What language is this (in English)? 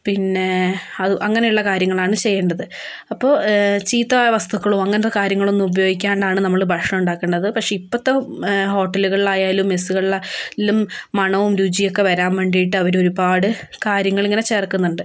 Malayalam